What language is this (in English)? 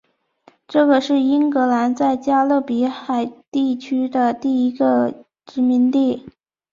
Chinese